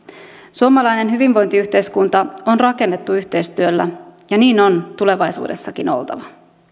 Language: Finnish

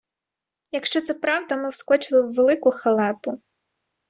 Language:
Ukrainian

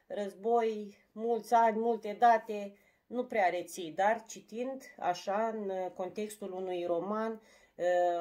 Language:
Romanian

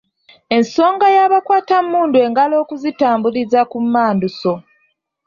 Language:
Ganda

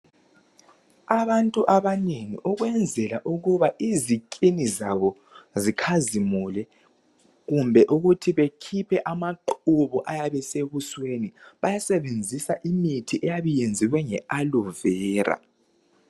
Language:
North Ndebele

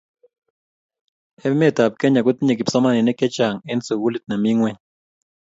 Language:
Kalenjin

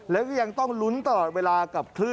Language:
Thai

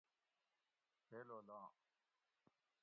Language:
Gawri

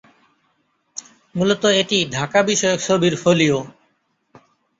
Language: Bangla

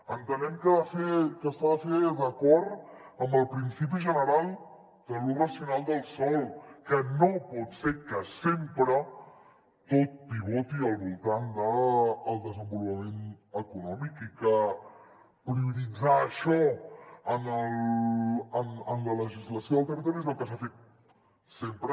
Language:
Catalan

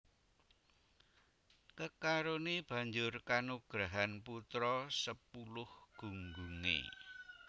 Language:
Javanese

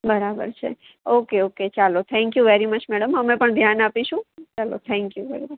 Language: Gujarati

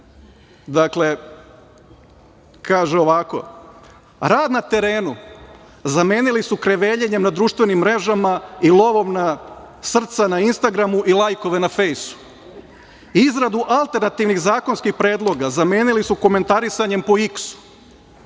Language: Serbian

